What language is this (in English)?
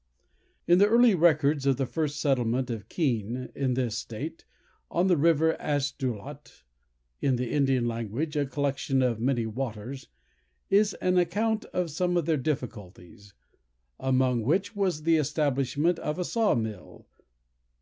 English